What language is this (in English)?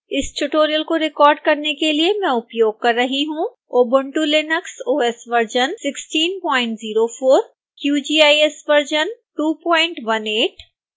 Hindi